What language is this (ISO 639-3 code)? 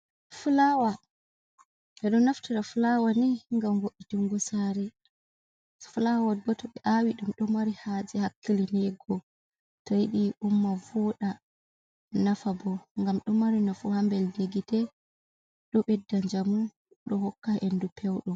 ful